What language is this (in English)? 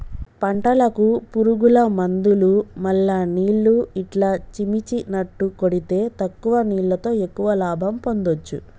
Telugu